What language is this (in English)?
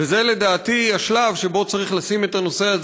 Hebrew